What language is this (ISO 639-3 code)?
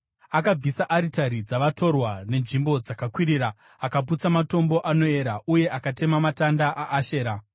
sna